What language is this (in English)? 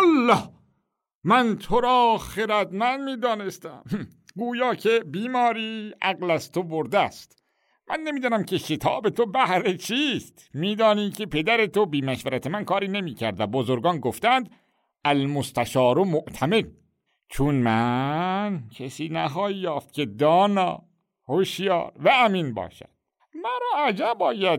Persian